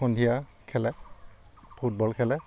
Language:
Assamese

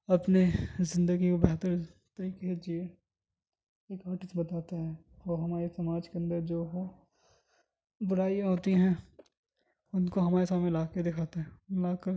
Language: Urdu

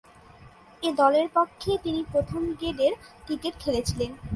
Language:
Bangla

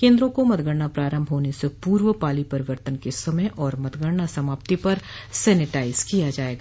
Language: Hindi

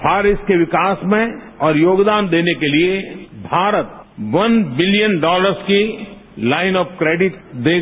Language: Hindi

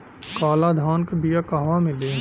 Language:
Bhojpuri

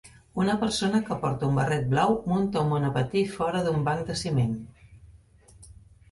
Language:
Catalan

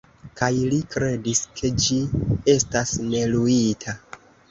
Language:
Esperanto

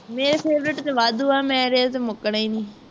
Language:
Punjabi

